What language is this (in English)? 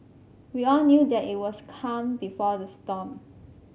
English